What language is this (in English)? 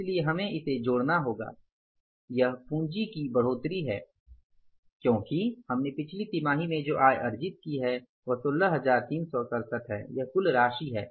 Hindi